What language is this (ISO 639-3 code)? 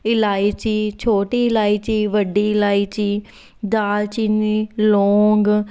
pan